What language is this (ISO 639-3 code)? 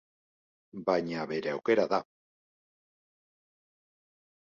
eus